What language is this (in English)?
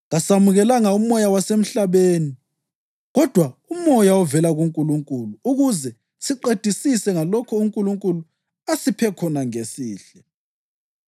North Ndebele